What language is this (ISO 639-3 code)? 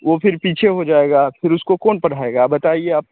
hin